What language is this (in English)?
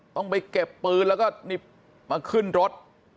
Thai